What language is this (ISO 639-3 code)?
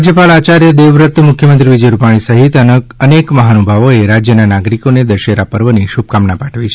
guj